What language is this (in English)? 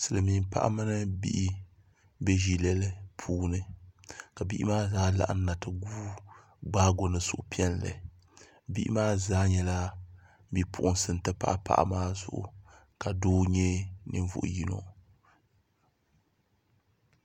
Dagbani